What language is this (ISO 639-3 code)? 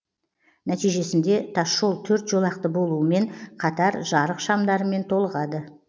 kaz